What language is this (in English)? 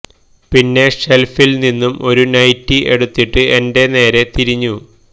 Malayalam